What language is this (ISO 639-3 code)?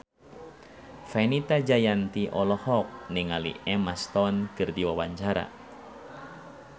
sun